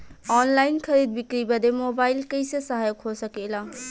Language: Bhojpuri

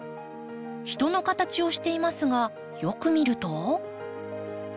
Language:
Japanese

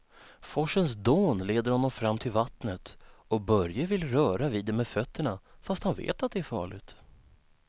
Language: Swedish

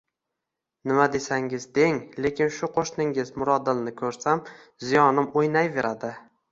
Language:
Uzbek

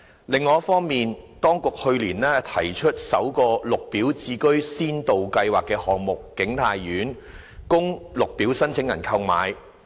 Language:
Cantonese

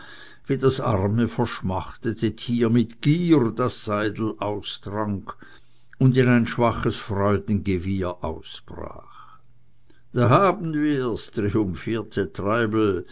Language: German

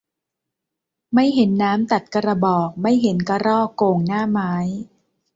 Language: Thai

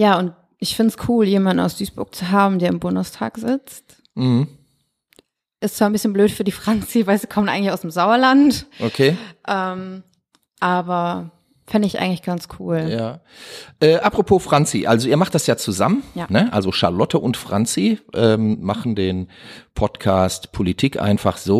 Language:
German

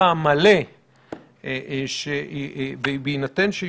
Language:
Hebrew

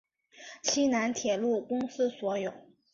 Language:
Chinese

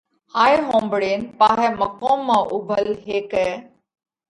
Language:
Parkari Koli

